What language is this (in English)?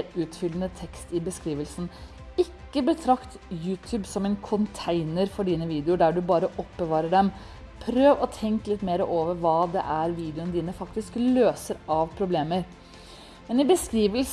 Norwegian